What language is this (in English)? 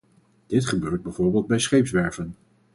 Dutch